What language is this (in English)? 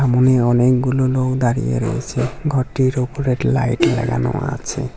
Bangla